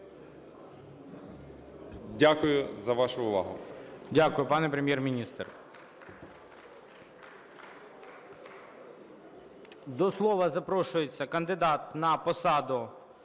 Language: Ukrainian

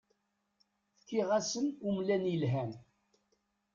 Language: Kabyle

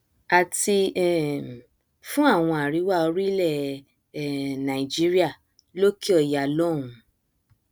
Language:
Yoruba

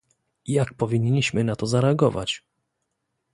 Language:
Polish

